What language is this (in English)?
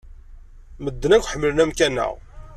Kabyle